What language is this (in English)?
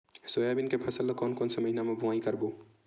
Chhattisgarhi